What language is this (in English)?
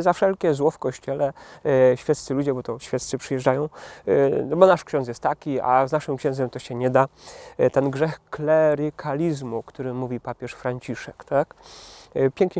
Polish